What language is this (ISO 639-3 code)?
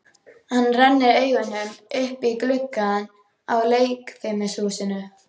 isl